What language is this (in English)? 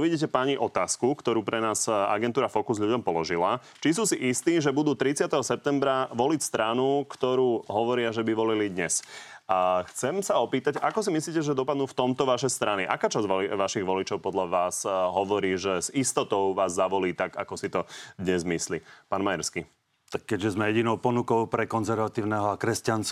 Slovak